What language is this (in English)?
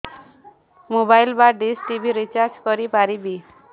Odia